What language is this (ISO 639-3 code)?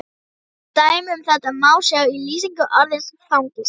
isl